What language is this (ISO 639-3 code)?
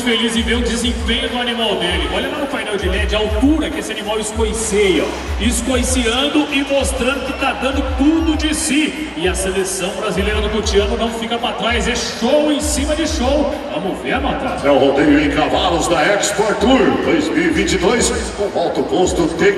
por